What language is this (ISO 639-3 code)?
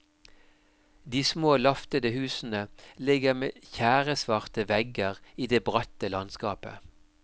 nor